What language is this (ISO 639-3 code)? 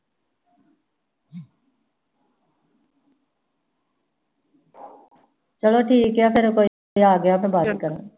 pan